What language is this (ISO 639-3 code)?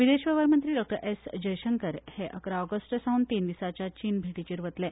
kok